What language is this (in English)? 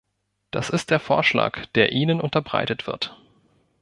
German